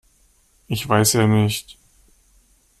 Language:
German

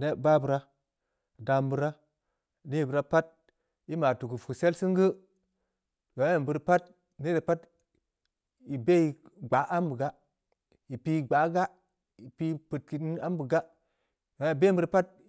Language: Samba Leko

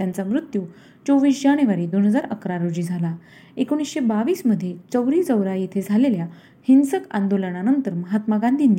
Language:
Marathi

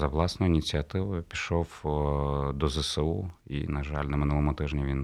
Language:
Ukrainian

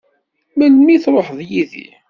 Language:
Kabyle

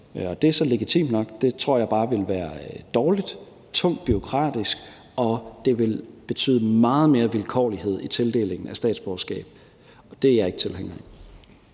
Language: Danish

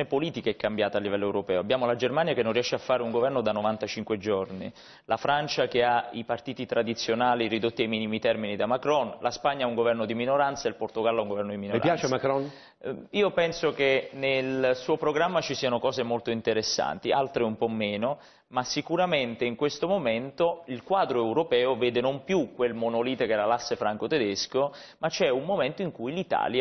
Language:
Italian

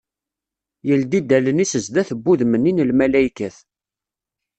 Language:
Kabyle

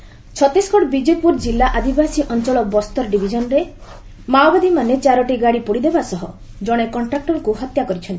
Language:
Odia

